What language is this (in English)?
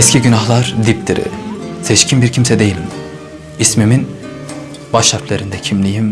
Turkish